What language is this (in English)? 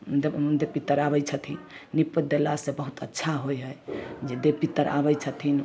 Maithili